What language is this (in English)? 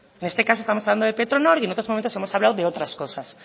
Spanish